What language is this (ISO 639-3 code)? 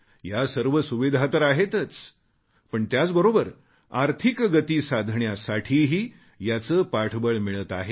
mar